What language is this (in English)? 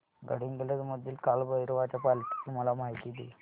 Marathi